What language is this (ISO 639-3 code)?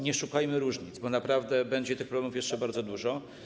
pol